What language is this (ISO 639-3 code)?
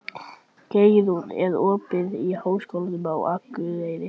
isl